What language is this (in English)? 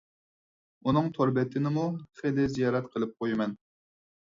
Uyghur